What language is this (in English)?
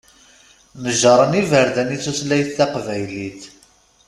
Kabyle